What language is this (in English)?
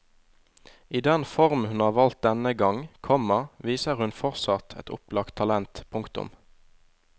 Norwegian